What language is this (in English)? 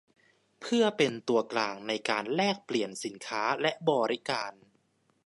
Thai